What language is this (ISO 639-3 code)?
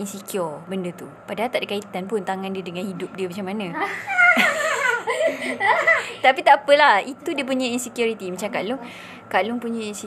msa